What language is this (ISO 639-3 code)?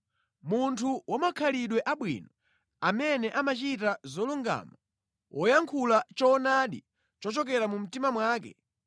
nya